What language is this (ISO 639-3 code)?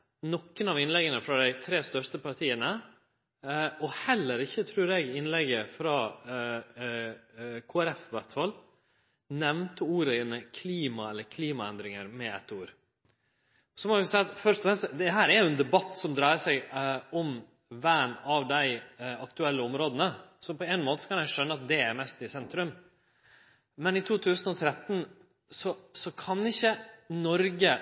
nno